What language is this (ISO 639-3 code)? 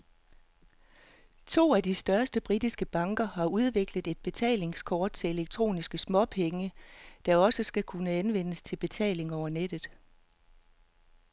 dan